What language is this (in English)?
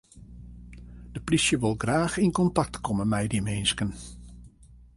Western Frisian